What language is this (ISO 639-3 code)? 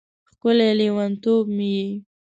pus